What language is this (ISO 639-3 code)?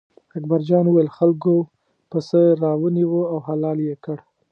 pus